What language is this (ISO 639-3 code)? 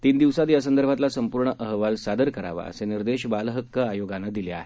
mar